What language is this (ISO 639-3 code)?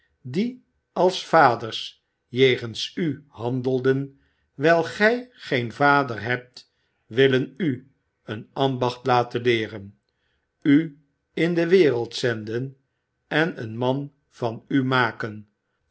nld